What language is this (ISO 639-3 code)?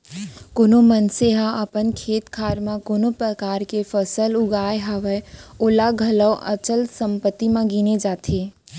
hne